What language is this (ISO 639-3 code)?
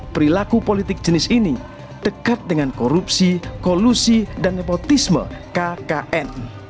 ind